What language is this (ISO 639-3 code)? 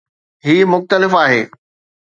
snd